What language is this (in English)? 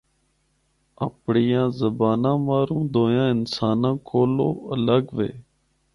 Northern Hindko